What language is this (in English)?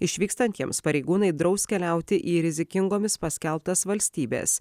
Lithuanian